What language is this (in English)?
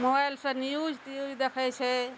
Maithili